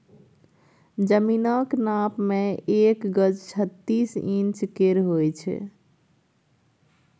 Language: Maithili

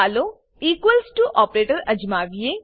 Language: Gujarati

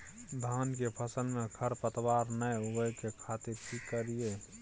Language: Maithili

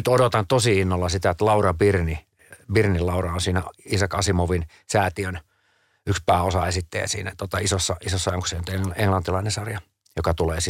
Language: Finnish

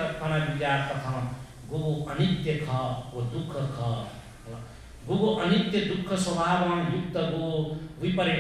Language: Hindi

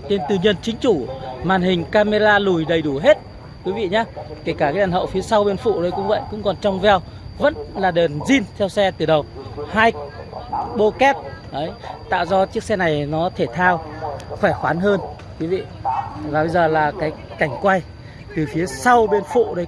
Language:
Vietnamese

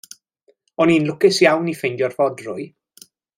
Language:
Welsh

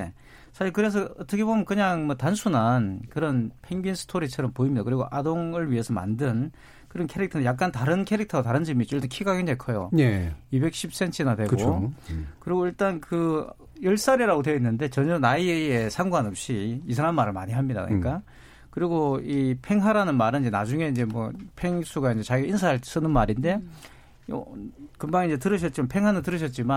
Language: Korean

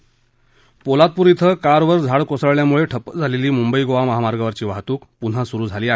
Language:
Marathi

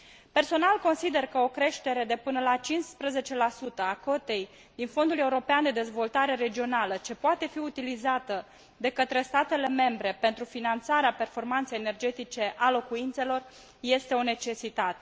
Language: Romanian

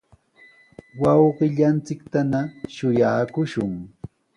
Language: Sihuas Ancash Quechua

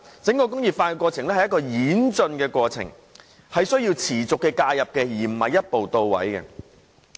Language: Cantonese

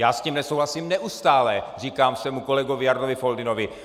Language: Czech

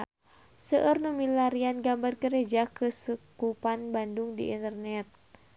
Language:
Sundanese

